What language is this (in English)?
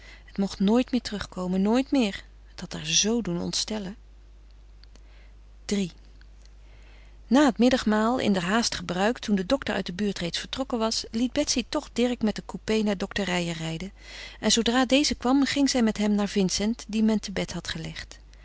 Dutch